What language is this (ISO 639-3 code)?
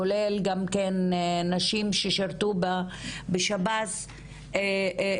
heb